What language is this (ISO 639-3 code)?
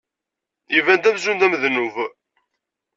kab